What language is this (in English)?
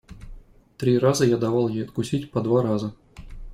Russian